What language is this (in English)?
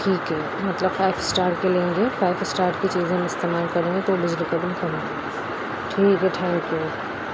Urdu